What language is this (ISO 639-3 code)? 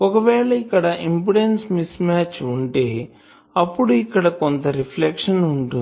tel